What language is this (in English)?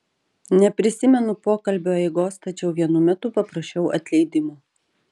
Lithuanian